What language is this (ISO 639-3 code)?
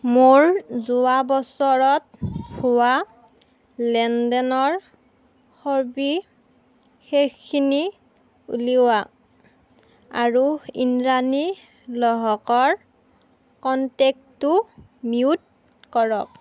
asm